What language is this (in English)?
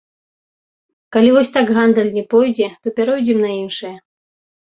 Belarusian